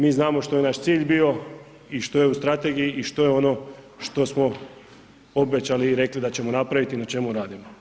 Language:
Croatian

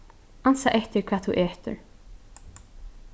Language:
Faroese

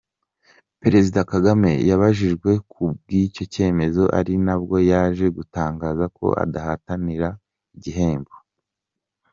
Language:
Kinyarwanda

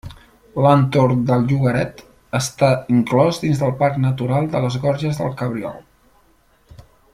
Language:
Catalan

